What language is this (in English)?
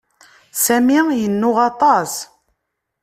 Kabyle